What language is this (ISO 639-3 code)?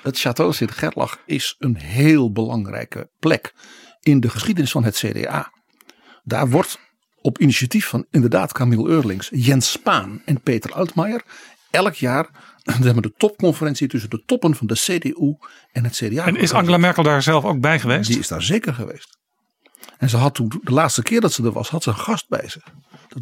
nld